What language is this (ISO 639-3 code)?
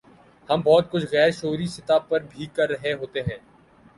urd